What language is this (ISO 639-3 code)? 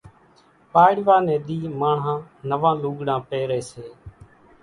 gjk